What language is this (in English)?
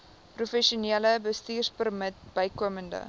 Afrikaans